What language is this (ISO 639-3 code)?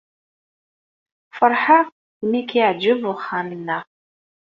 kab